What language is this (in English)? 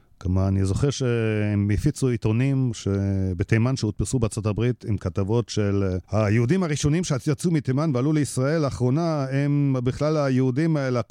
Hebrew